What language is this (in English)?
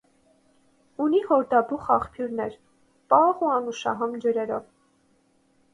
Armenian